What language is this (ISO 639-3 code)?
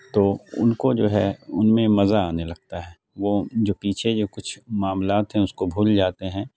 urd